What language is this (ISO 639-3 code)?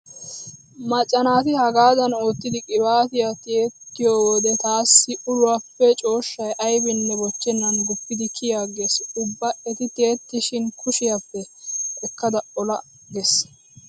wal